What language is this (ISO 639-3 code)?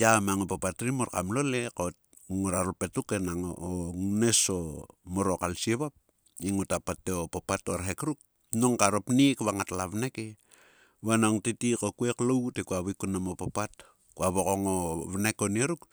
sua